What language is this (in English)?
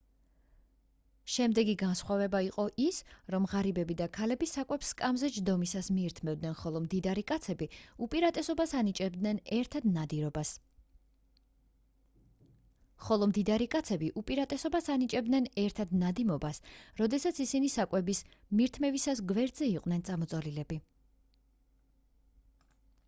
Georgian